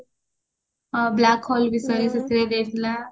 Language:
Odia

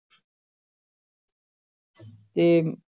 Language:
Punjabi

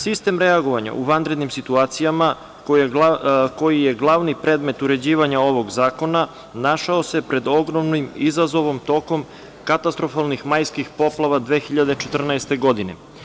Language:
Serbian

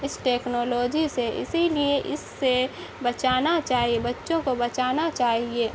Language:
Urdu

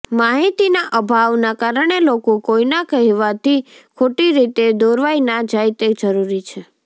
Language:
Gujarati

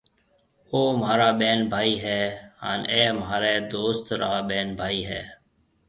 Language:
Marwari (Pakistan)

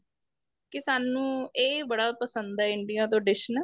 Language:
Punjabi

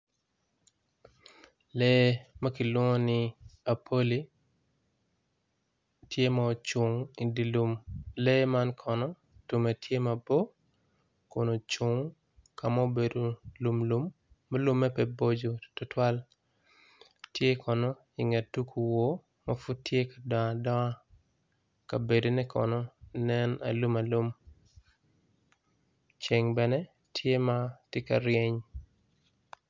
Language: Acoli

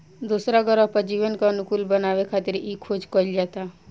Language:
Bhojpuri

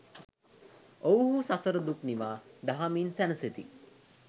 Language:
Sinhala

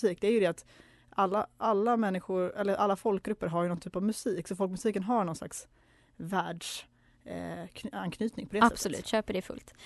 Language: Swedish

